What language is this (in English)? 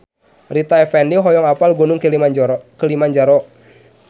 Sundanese